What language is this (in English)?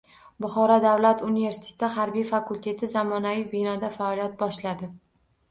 Uzbek